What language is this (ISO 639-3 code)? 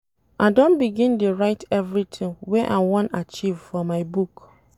pcm